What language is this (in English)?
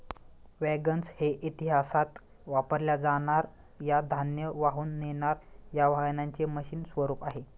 Marathi